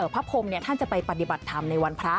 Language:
Thai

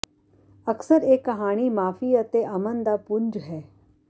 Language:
Punjabi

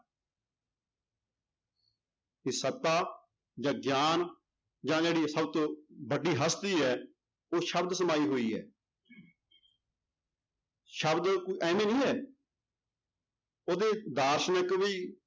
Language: Punjabi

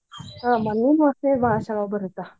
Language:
Kannada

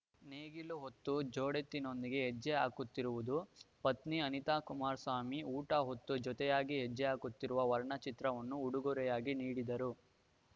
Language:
Kannada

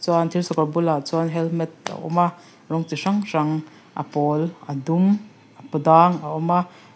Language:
Mizo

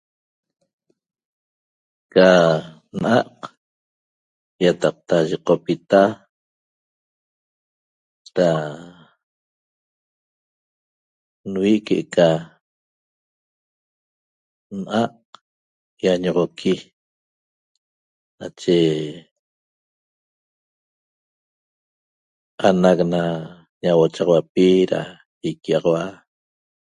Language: Toba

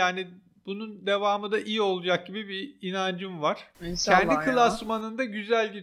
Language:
Turkish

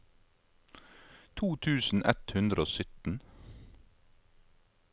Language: Norwegian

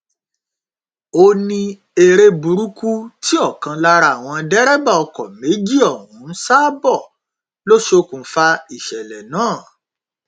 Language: Yoruba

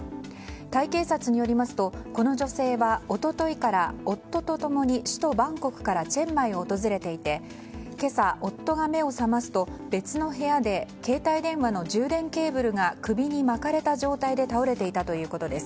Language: Japanese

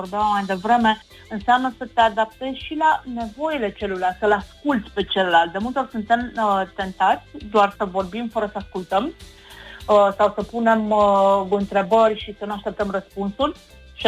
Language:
Romanian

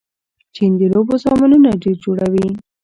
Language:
Pashto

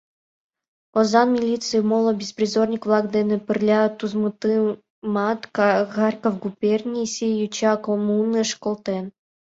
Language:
Mari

